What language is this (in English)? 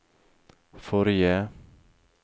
Norwegian